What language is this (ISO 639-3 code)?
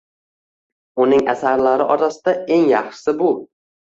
uzb